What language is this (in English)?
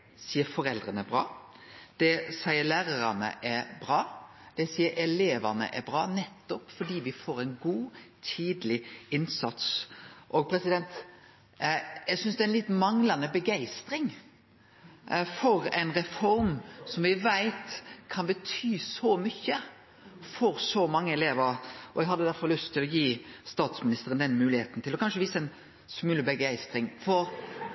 Norwegian Nynorsk